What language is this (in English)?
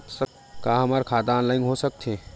Chhattisgarhi